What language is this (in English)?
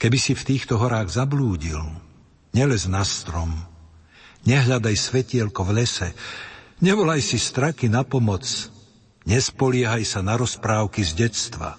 Slovak